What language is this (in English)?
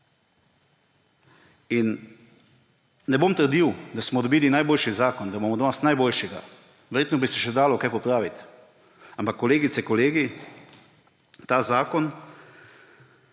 Slovenian